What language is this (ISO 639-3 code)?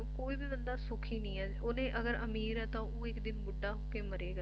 pan